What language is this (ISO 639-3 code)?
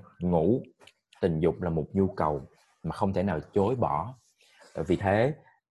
vie